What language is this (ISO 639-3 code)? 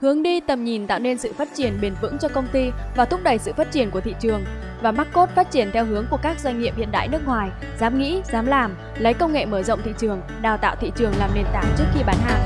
vie